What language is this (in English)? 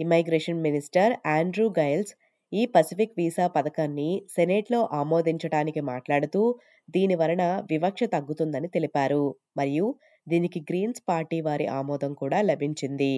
Telugu